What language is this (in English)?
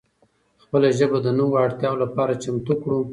Pashto